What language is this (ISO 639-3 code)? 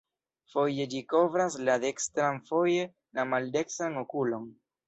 epo